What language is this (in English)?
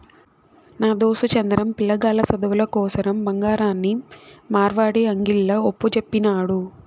Telugu